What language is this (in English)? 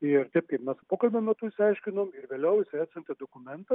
Lithuanian